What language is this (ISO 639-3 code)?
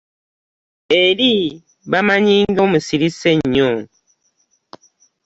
lug